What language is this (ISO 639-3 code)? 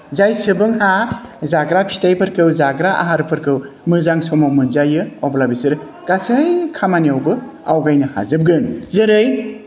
brx